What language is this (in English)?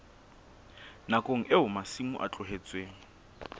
Southern Sotho